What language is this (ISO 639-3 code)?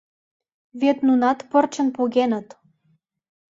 chm